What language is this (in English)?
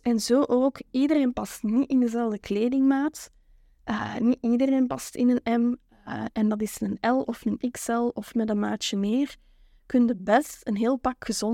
Dutch